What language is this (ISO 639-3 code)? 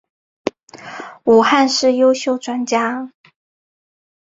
zho